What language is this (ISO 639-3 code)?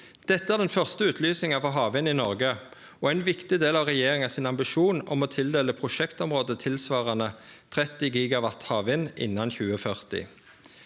nor